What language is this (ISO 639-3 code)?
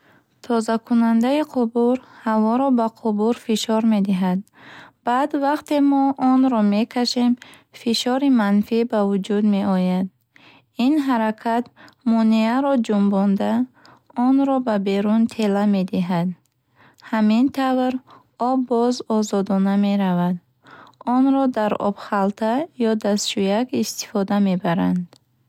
bhh